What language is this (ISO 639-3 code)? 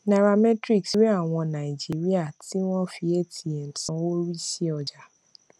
yor